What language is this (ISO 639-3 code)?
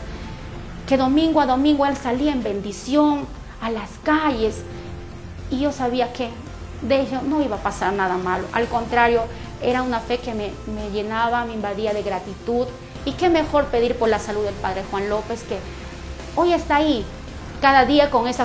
spa